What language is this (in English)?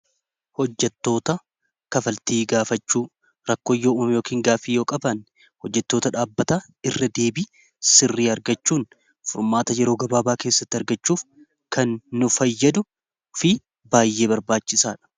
Oromo